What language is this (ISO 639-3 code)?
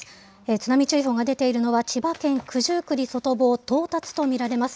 jpn